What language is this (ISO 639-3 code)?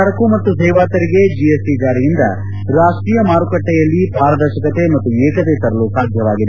kan